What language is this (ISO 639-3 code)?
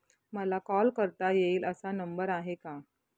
mar